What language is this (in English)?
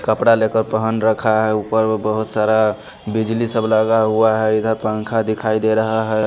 Hindi